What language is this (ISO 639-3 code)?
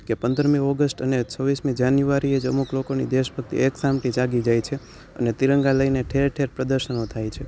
guj